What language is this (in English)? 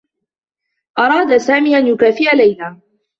Arabic